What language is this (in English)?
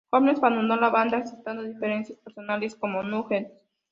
Spanish